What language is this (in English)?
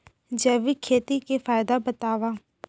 Chhattisgarhi